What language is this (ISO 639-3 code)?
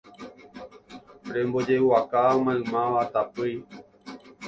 grn